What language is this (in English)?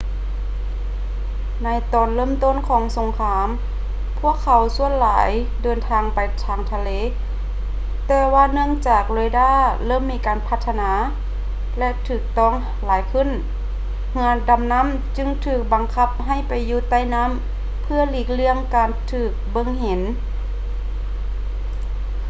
Lao